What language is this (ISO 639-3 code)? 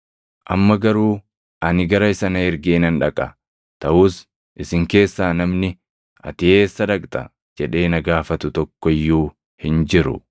orm